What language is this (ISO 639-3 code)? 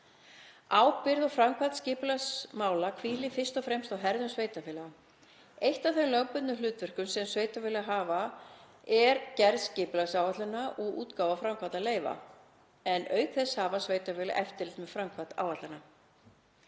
isl